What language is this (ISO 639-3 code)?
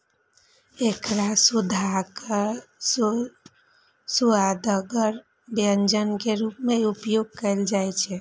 mai